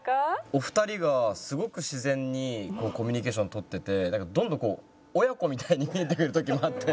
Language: Japanese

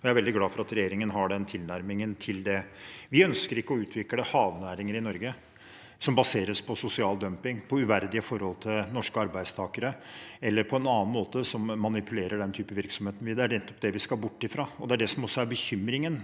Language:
Norwegian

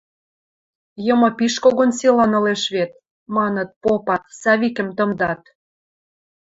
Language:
Western Mari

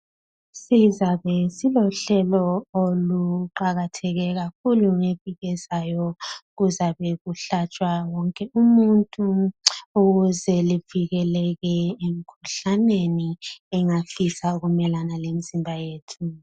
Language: North Ndebele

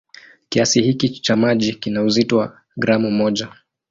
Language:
Swahili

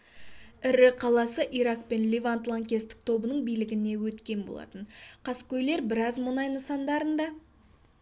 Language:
Kazakh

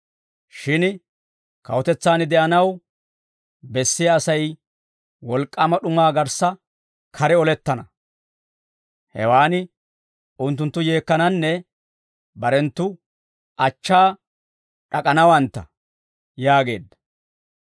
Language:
Dawro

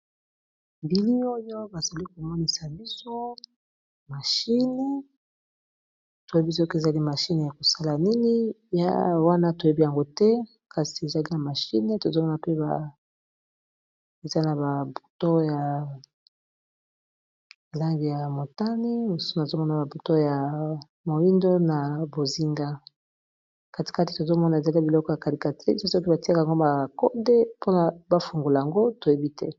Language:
Lingala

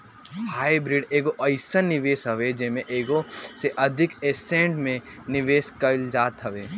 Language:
Bhojpuri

